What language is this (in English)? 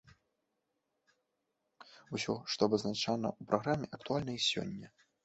Belarusian